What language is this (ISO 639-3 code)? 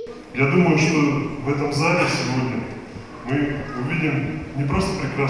rus